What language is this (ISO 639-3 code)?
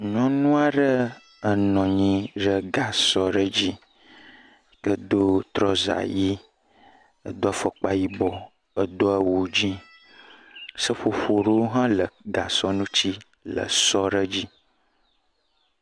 ewe